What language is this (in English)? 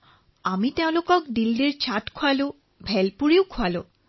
Assamese